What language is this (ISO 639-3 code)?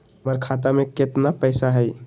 mag